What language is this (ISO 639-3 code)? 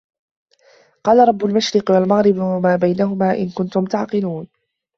ara